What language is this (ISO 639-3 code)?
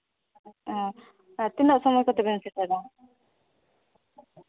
sat